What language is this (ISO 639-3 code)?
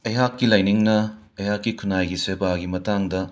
mni